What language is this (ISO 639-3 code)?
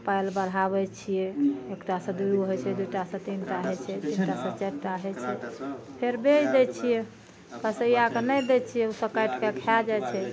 mai